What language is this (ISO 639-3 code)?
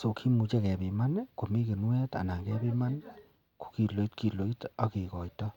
kln